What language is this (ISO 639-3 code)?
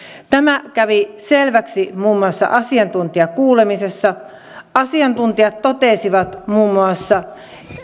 fin